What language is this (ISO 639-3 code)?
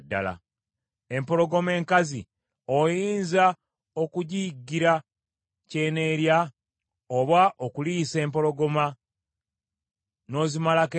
lug